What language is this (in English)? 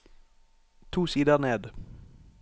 Norwegian